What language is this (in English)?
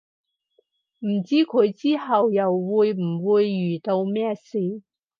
Cantonese